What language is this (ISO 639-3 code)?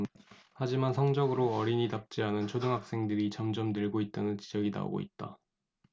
kor